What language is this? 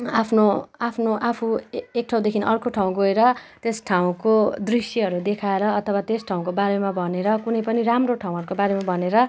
Nepali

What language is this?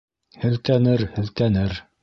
Bashkir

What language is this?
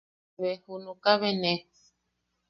Yaqui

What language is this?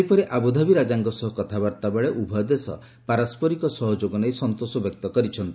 Odia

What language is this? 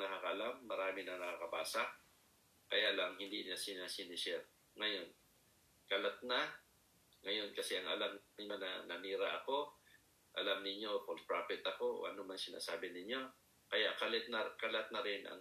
Filipino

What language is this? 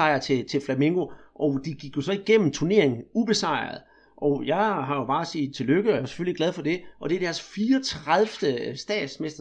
Danish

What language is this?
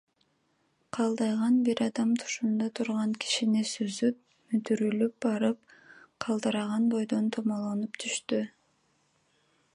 Kyrgyz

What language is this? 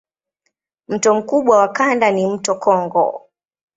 Swahili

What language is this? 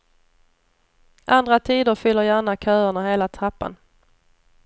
Swedish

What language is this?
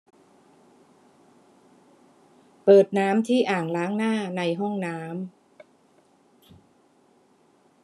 Thai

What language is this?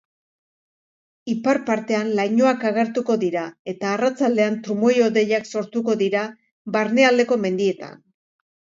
Basque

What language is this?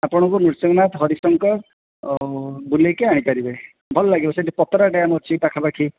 Odia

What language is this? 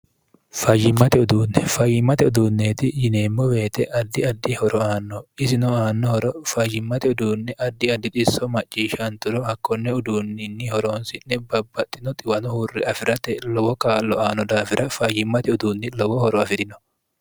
Sidamo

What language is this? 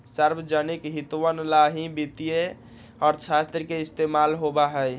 Magahi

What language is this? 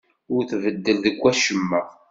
Kabyle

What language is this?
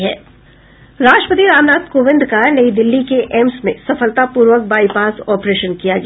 Hindi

